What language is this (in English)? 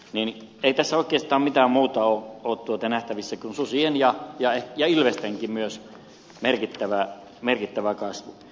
Finnish